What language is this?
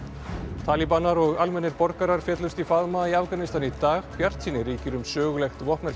Icelandic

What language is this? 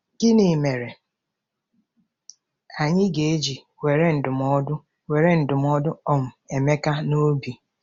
Igbo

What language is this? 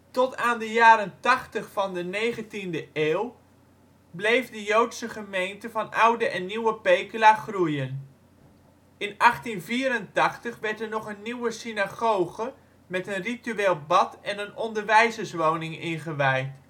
Dutch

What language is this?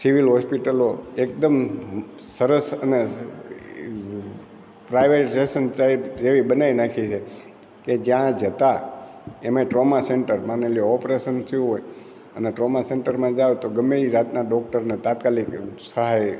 Gujarati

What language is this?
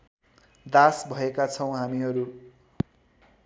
Nepali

